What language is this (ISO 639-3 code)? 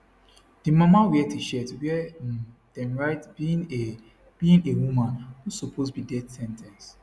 pcm